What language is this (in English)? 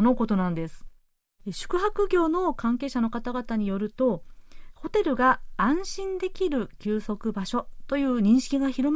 Japanese